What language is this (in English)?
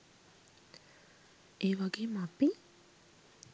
Sinhala